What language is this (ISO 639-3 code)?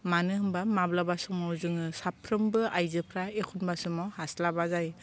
brx